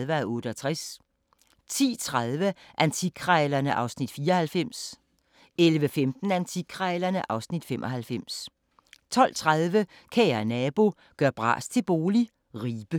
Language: Danish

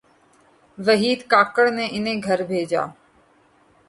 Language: Urdu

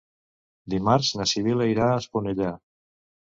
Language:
Catalan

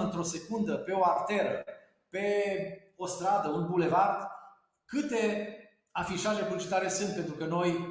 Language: Romanian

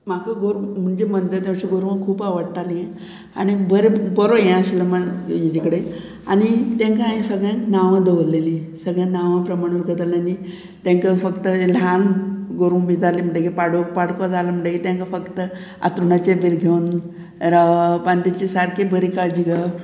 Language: Konkani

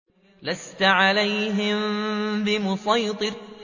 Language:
Arabic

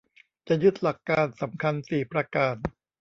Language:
Thai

